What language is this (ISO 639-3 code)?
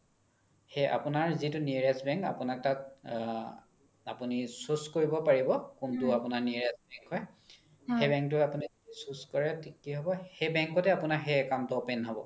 asm